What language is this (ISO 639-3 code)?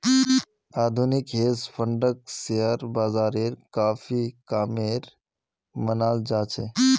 mag